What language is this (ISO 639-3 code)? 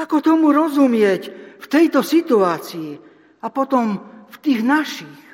slk